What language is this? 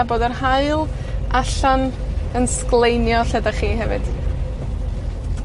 Welsh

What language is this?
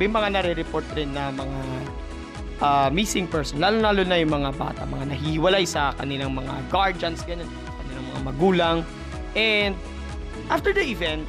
Filipino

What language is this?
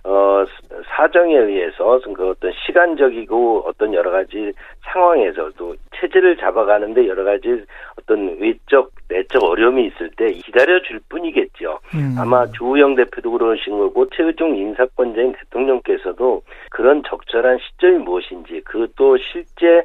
Korean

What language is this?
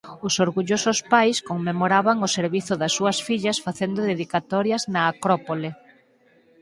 Galician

